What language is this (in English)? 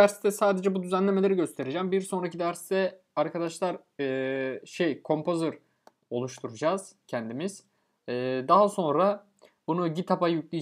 Turkish